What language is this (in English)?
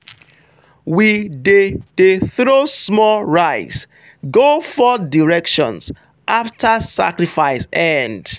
Nigerian Pidgin